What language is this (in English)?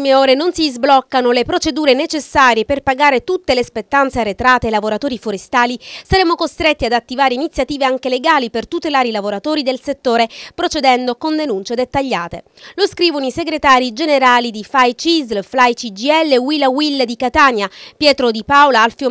Italian